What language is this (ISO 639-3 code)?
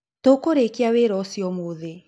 kik